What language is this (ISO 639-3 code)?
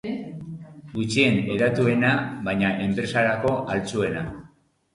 eus